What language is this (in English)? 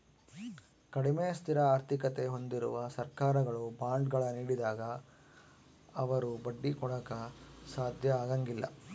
Kannada